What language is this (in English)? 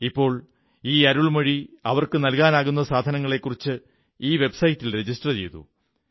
Malayalam